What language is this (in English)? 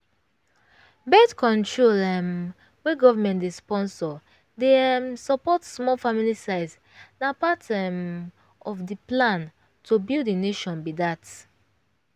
Nigerian Pidgin